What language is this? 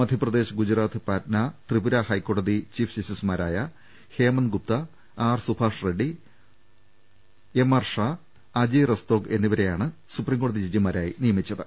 Malayalam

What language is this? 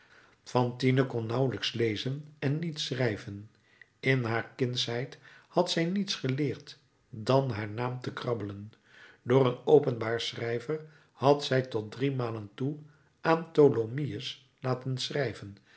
Dutch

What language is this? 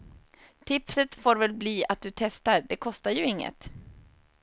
Swedish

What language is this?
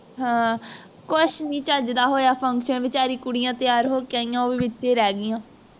Punjabi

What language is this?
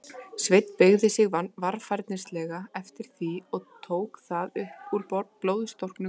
Icelandic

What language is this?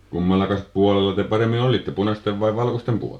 Finnish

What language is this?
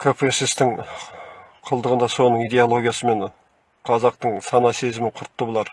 Turkish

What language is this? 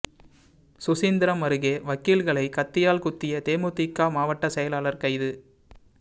Tamil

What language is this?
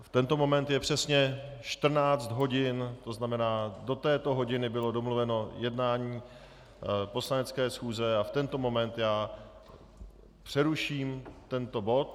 Czech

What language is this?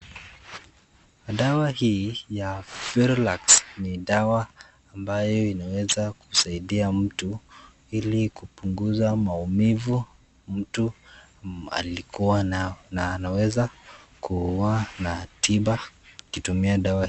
Swahili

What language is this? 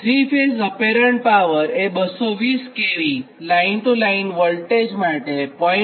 Gujarati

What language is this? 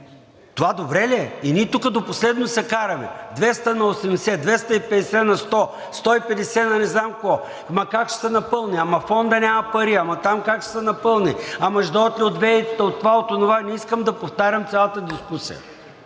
Bulgarian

